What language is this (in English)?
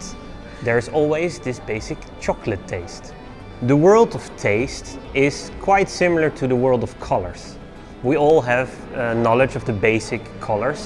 English